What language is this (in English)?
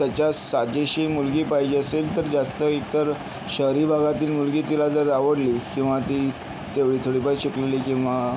Marathi